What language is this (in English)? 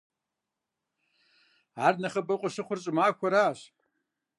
Kabardian